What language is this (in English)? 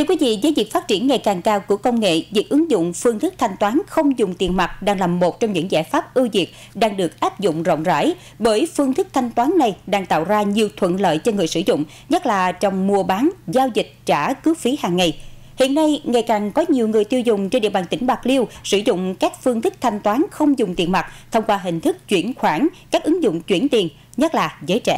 Vietnamese